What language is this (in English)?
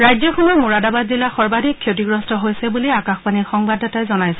Assamese